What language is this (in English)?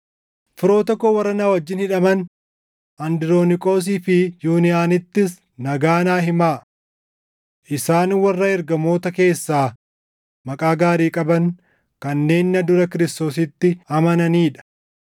Oromo